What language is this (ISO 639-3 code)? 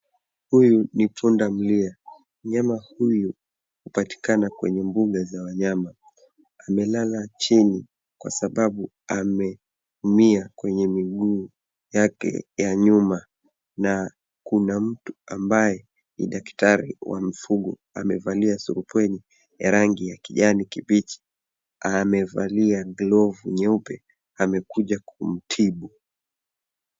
swa